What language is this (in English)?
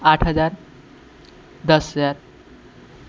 Maithili